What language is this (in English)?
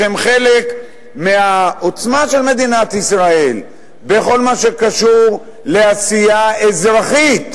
Hebrew